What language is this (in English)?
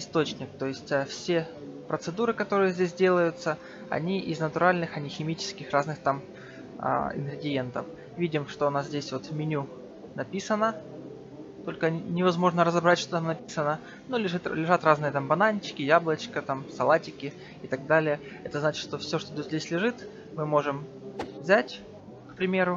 Russian